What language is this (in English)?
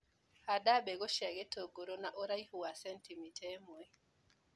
Kikuyu